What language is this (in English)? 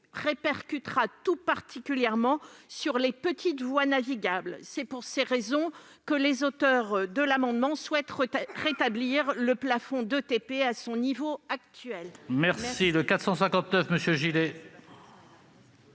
French